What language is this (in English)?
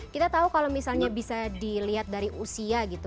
Indonesian